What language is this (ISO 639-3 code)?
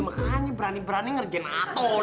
ind